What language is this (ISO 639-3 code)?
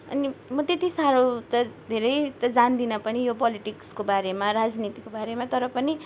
nep